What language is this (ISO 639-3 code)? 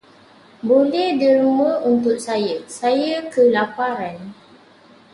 msa